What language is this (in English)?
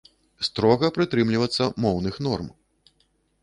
Belarusian